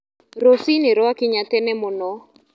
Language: Kikuyu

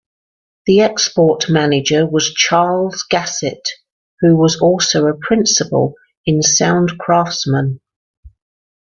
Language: English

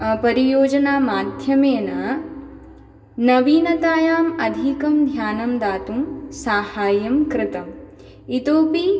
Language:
Sanskrit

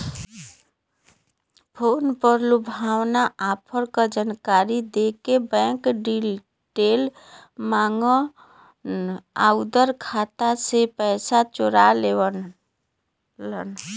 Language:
Bhojpuri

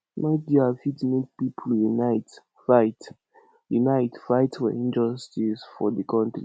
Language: Nigerian Pidgin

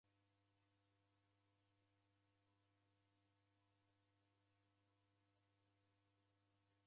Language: Taita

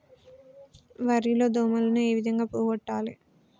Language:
Telugu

